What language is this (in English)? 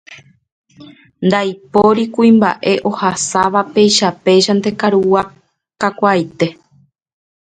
Guarani